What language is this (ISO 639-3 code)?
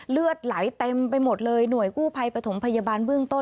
tha